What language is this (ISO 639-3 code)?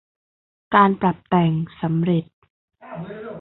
tha